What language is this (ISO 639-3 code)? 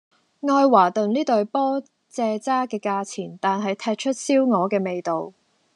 yue